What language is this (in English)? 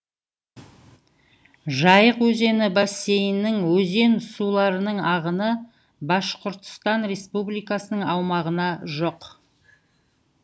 Kazakh